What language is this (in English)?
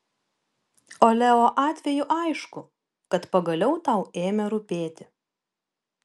Lithuanian